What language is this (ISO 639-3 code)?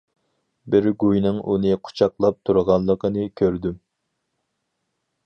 uig